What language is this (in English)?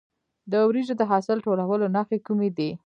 Pashto